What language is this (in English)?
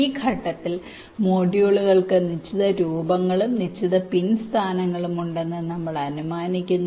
Malayalam